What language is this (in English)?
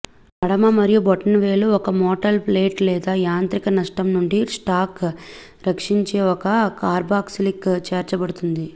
Telugu